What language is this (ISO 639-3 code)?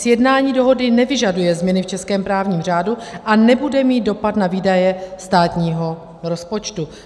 ces